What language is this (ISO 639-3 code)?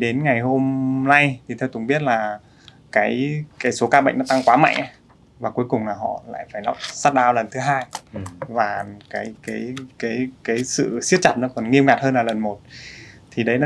vie